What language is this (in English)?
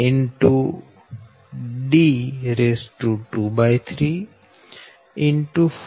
Gujarati